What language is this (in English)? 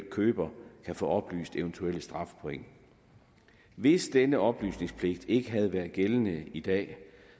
Danish